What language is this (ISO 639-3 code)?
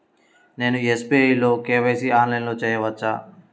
tel